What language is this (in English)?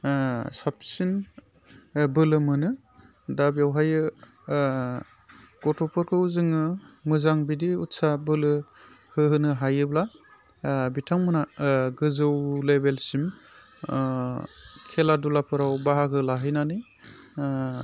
Bodo